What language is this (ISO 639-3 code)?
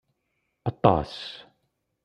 kab